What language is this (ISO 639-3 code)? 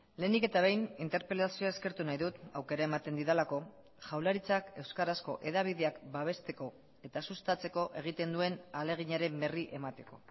eus